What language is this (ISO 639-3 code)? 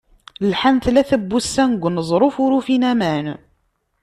kab